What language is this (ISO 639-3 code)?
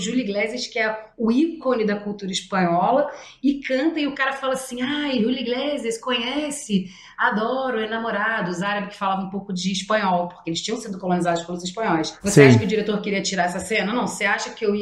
por